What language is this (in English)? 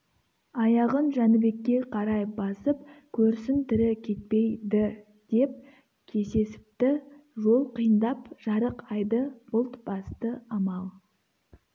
Kazakh